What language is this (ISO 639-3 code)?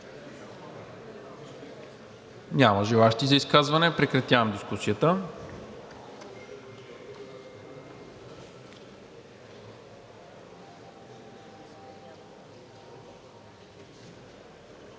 bul